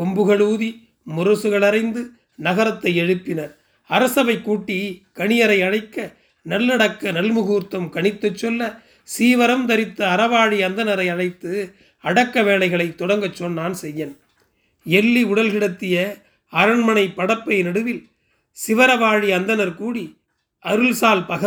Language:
Tamil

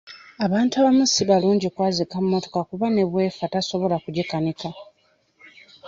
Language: Ganda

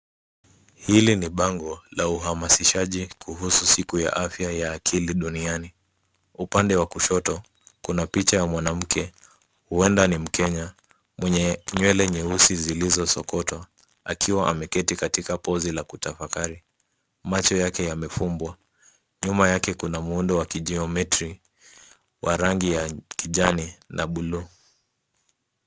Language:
Swahili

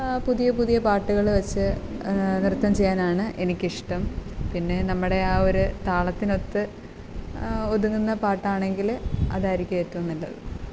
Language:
Malayalam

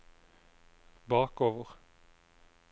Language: Norwegian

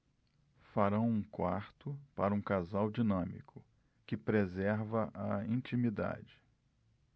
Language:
Portuguese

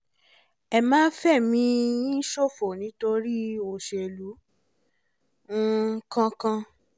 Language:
Yoruba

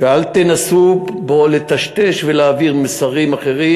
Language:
Hebrew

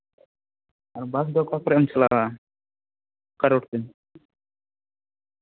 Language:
Santali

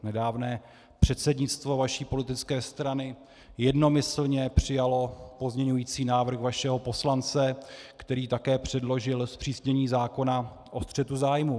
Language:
Czech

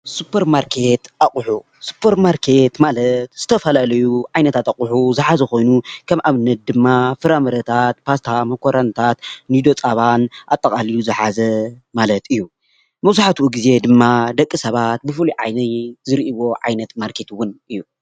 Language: Tigrinya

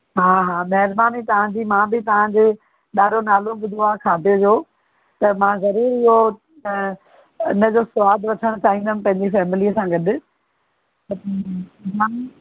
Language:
Sindhi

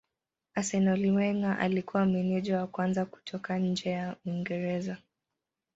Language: Swahili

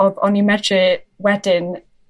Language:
Welsh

